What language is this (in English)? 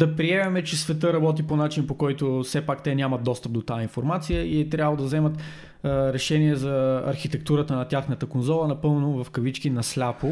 Bulgarian